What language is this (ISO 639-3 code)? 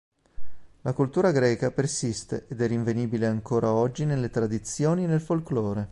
ita